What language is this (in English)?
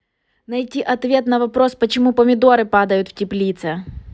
Russian